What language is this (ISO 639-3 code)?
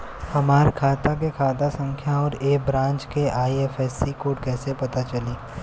bho